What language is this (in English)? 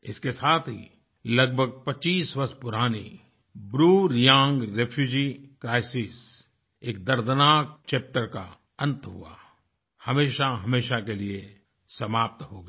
Hindi